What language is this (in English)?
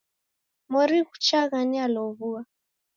Taita